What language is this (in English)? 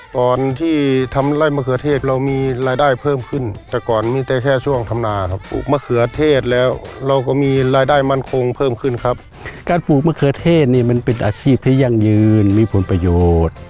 Thai